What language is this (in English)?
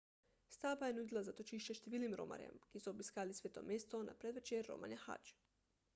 Slovenian